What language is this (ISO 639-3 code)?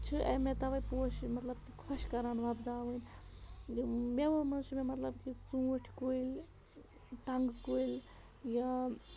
kas